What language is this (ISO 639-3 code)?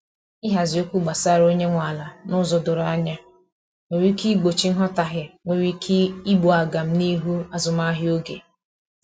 ibo